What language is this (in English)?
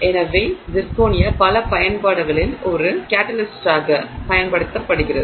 Tamil